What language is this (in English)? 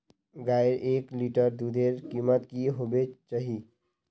Magahi